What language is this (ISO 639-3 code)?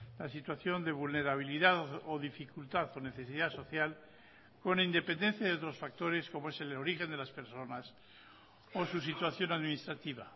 spa